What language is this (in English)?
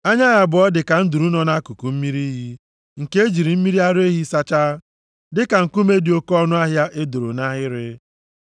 Igbo